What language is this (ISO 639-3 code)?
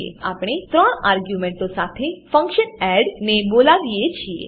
guj